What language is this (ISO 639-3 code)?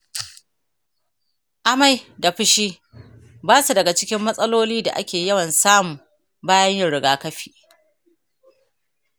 hau